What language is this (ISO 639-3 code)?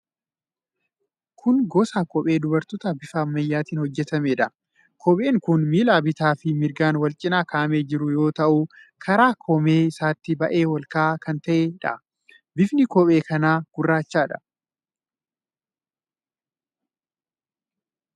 orm